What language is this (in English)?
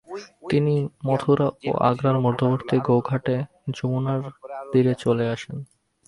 Bangla